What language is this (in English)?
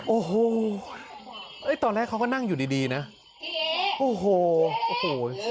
Thai